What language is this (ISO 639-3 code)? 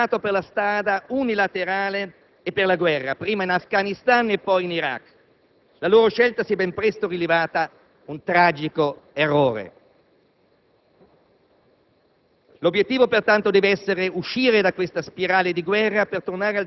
ita